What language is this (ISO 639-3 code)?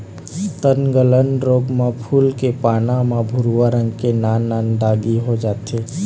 hne